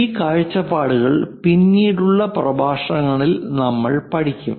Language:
Malayalam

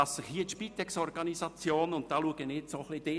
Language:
Swiss German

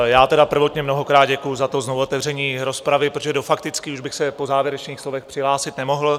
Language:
Czech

